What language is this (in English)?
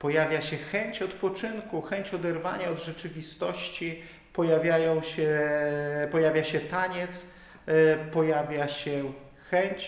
Polish